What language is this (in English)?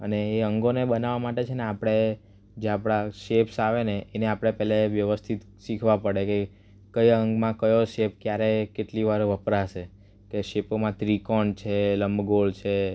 Gujarati